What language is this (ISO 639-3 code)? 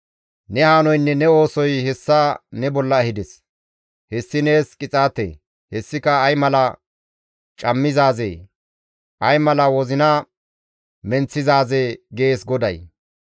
gmv